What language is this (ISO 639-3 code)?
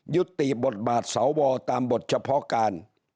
tha